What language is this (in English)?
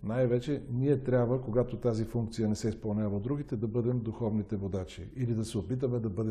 Bulgarian